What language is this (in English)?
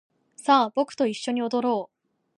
Japanese